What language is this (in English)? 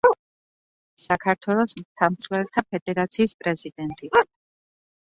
Georgian